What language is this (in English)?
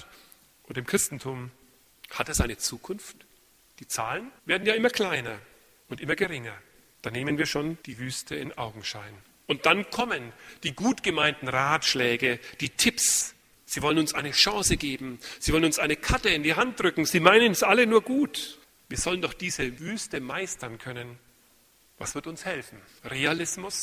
German